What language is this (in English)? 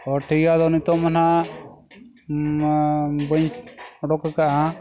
Santali